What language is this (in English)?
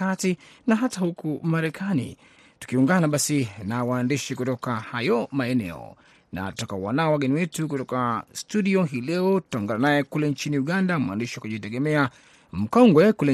Swahili